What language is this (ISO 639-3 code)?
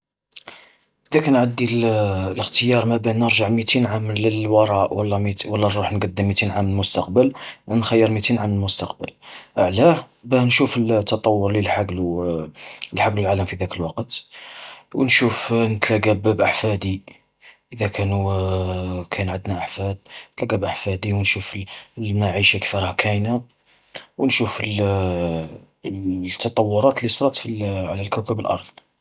arq